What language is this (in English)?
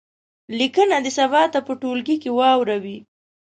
Pashto